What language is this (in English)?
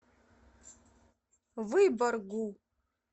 Russian